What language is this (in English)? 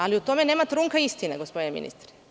Serbian